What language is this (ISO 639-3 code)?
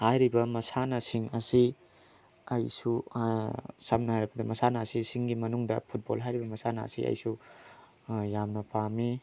mni